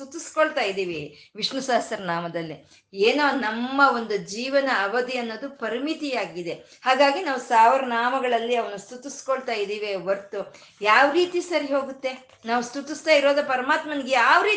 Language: Kannada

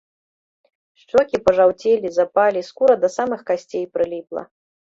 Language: Belarusian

